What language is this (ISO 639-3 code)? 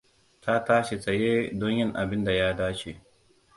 hau